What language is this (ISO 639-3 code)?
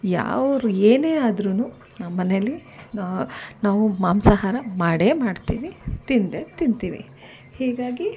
kan